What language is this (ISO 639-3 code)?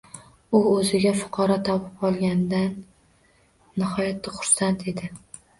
uzb